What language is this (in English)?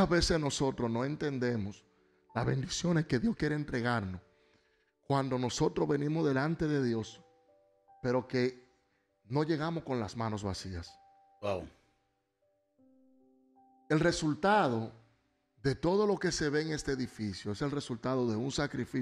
Spanish